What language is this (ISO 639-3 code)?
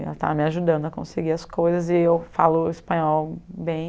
por